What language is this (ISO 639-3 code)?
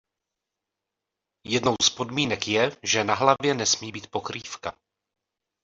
ces